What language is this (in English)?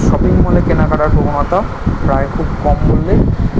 Bangla